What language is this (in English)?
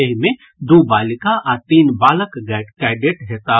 Maithili